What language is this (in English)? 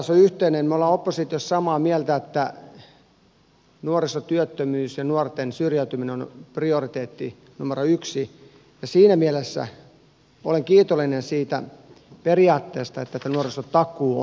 Finnish